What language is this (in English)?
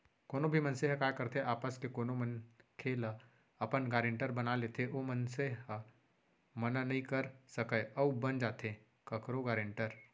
Chhattisgarhi